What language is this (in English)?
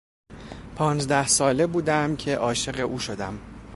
Persian